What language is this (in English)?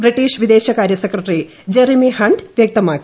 Malayalam